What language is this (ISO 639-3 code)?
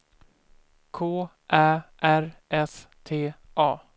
swe